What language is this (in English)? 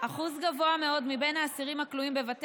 Hebrew